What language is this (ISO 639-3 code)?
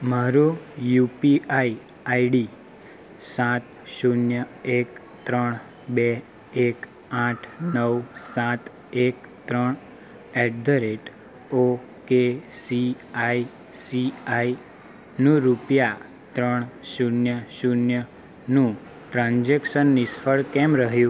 guj